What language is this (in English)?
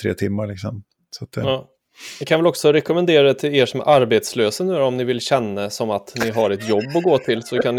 Swedish